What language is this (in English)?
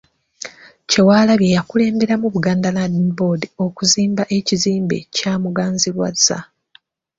Ganda